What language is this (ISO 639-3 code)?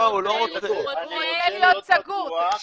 heb